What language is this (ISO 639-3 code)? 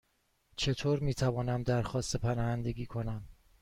fas